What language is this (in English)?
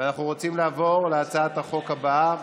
Hebrew